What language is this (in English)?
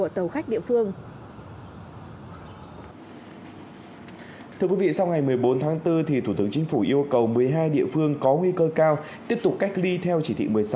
Vietnamese